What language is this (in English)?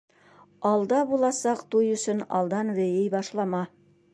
Bashkir